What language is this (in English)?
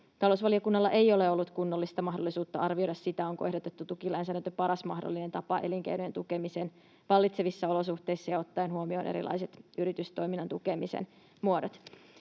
Finnish